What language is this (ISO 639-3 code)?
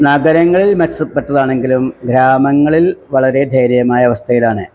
mal